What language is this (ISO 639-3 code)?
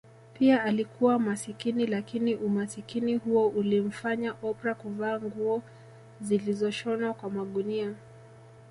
swa